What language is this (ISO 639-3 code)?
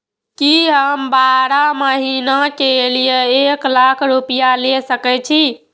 mai